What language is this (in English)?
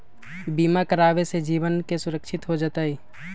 Magahi